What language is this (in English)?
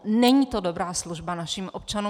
Czech